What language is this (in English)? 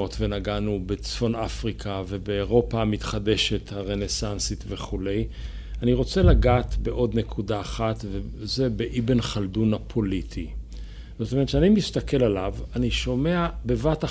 Hebrew